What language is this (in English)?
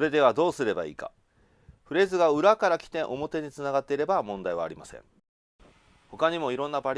Japanese